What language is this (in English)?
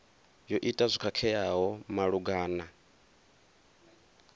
Venda